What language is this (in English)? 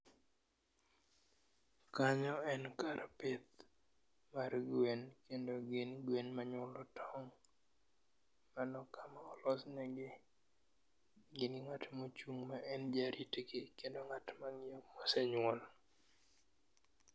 Luo (Kenya and Tanzania)